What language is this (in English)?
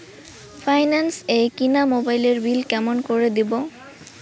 Bangla